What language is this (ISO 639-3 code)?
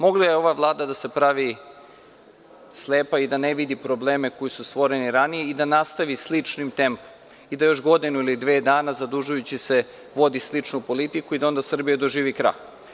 srp